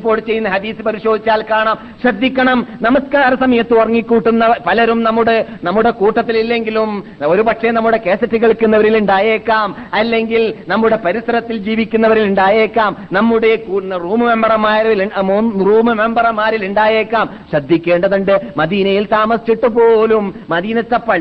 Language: Malayalam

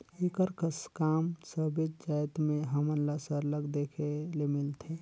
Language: Chhattisgarhi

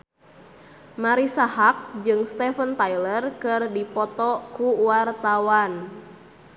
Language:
Sundanese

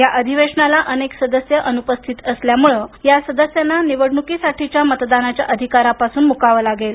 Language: Marathi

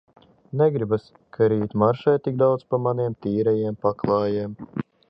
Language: Latvian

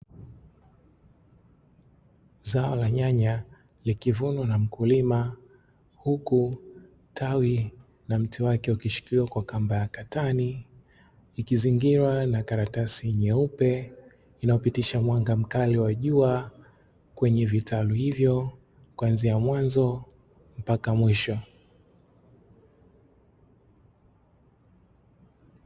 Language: Swahili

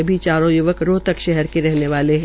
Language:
Hindi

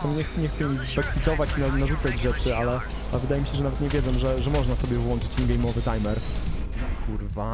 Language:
Polish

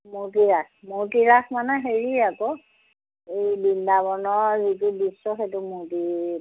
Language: Assamese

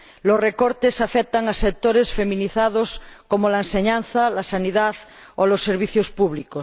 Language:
Spanish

